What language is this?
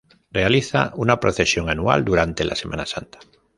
Spanish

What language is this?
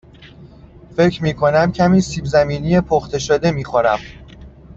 Persian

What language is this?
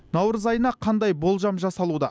Kazakh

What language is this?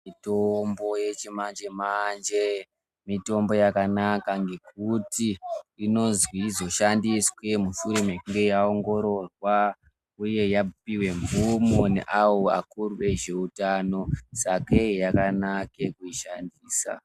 Ndau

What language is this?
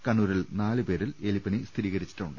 Malayalam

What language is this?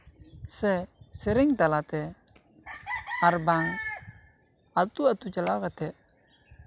Santali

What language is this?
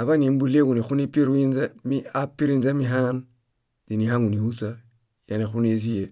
Bayot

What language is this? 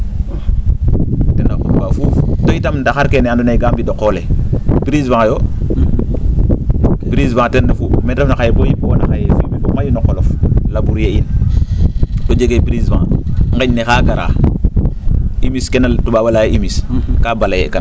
Serer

